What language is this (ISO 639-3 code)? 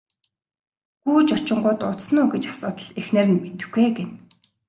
mon